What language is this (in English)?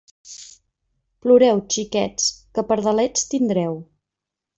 Catalan